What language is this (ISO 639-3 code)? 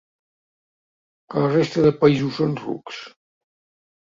cat